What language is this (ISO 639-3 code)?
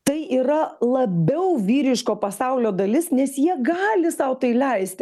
lit